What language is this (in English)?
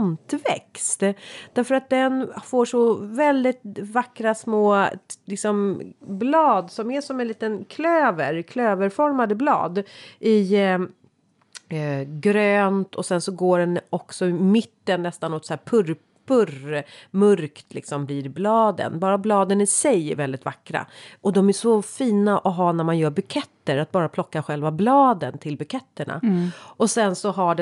Swedish